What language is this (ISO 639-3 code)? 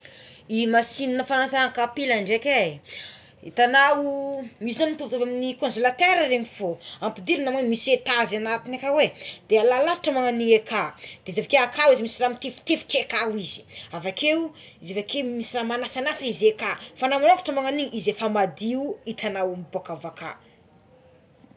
xmw